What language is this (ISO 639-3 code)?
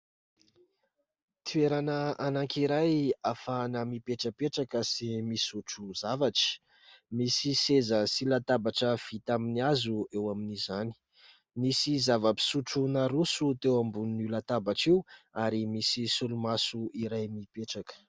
mlg